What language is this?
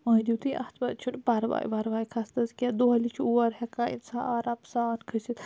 Kashmiri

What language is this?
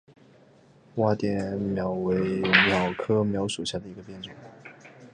Chinese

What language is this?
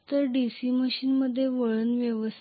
Marathi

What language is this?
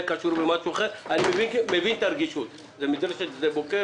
Hebrew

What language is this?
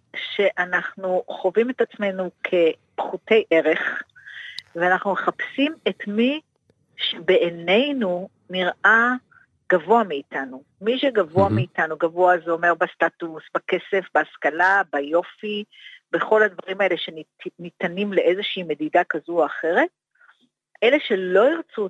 Hebrew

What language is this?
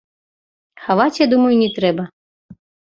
Belarusian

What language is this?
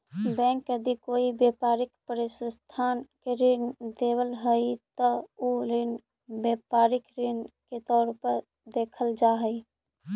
Magahi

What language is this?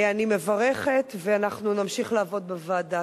Hebrew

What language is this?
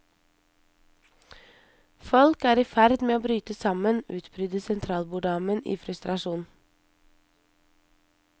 Norwegian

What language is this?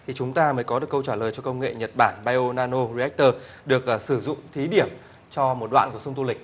Vietnamese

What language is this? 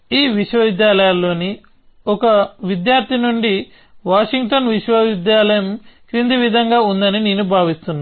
Telugu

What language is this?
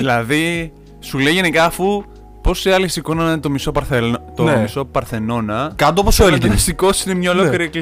Greek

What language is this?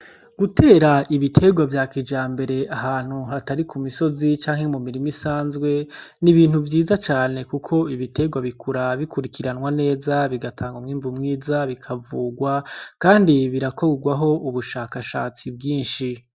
Rundi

